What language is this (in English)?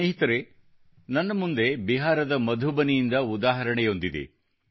Kannada